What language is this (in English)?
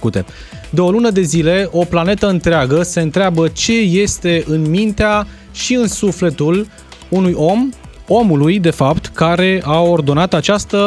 Romanian